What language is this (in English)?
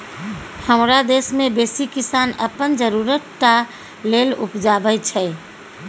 Maithili